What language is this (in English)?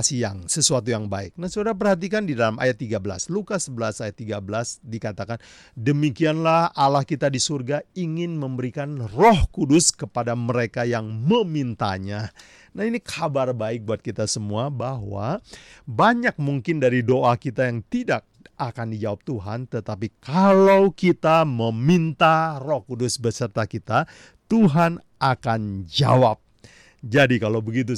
Indonesian